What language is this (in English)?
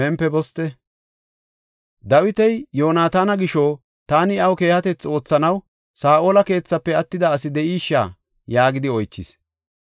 Gofa